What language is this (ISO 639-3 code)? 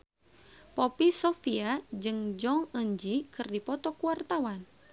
sun